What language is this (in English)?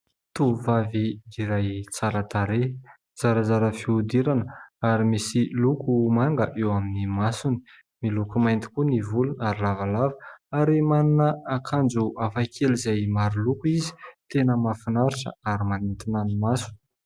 Malagasy